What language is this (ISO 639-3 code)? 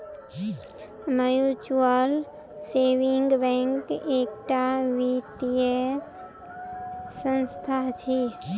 mai